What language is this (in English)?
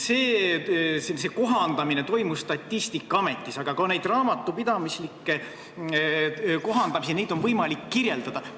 Estonian